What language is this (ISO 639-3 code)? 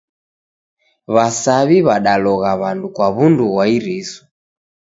dav